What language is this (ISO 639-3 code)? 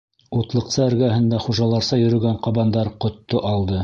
bak